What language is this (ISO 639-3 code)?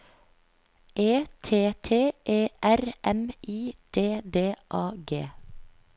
nor